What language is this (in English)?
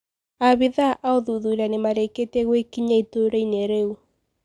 Kikuyu